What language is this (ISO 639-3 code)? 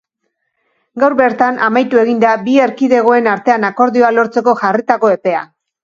eus